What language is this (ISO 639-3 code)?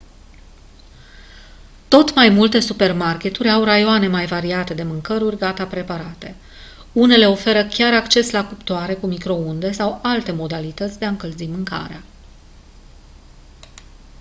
ron